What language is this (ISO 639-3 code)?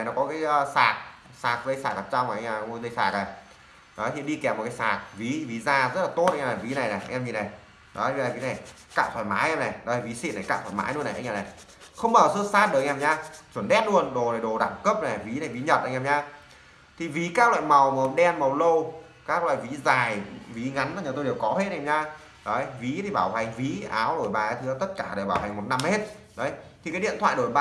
vie